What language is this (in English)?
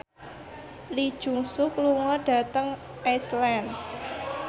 Javanese